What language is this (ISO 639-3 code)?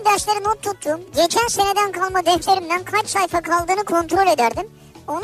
tur